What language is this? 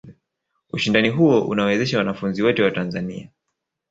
Swahili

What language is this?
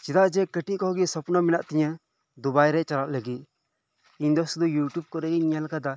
Santali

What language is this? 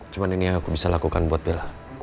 Indonesian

